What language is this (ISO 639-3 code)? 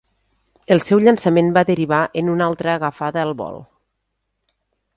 cat